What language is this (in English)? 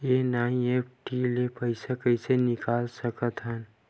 Chhattisgarhi